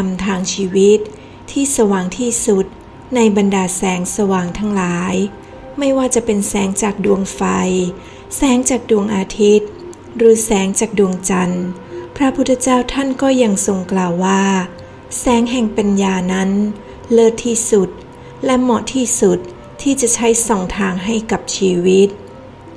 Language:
Thai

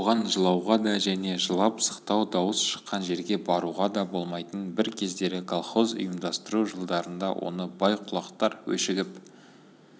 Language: Kazakh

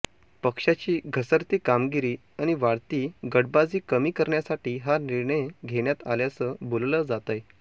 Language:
Marathi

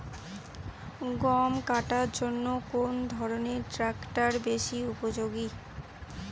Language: Bangla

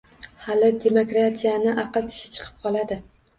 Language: Uzbek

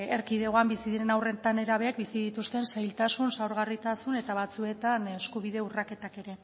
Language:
Basque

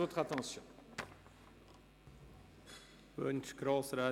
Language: Swiss German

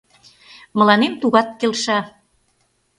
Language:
Mari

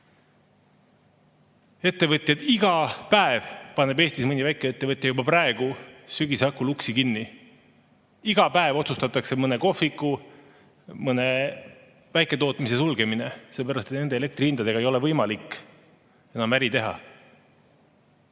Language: Estonian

